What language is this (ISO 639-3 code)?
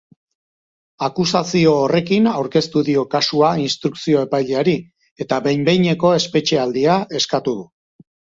eus